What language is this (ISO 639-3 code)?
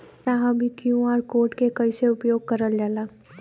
bho